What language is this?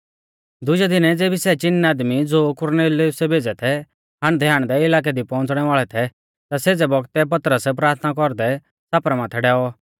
Mahasu Pahari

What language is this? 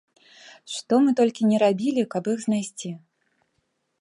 Belarusian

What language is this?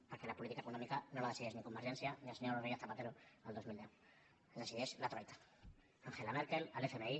Catalan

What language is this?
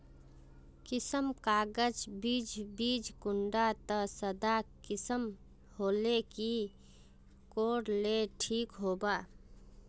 Magahi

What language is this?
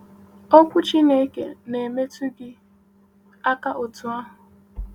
Igbo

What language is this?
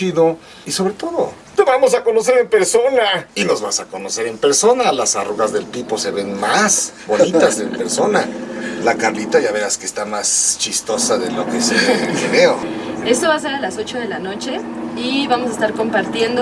Spanish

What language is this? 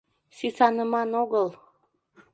Mari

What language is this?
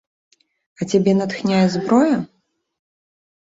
Belarusian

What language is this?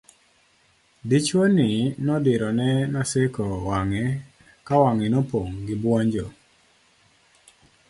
Luo (Kenya and Tanzania)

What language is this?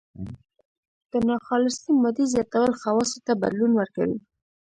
Pashto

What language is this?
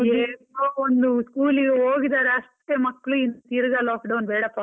Kannada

